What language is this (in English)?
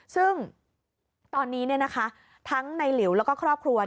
Thai